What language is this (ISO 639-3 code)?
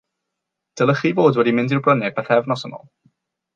cym